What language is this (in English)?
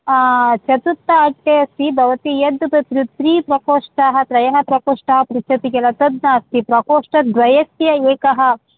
Sanskrit